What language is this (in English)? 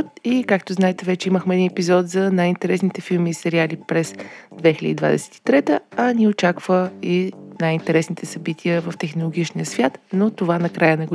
Bulgarian